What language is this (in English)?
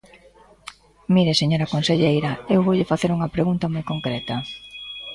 Galician